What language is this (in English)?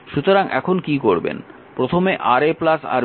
Bangla